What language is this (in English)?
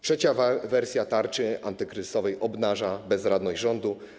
Polish